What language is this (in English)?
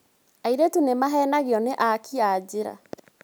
Kikuyu